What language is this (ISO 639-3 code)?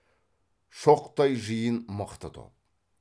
kaz